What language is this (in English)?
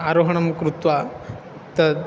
Sanskrit